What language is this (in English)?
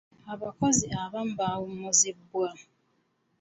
Ganda